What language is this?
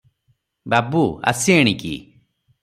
Odia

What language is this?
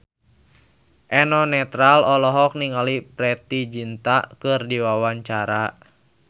Sundanese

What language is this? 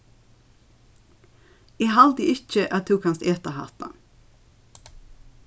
Faroese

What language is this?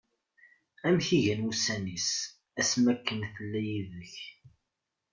Kabyle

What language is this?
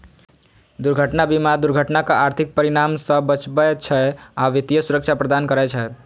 Maithili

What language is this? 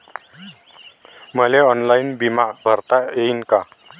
Marathi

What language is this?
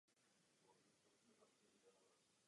Czech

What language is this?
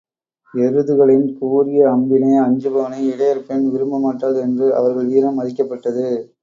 Tamil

